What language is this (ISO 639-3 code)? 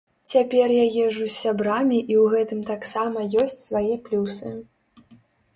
bel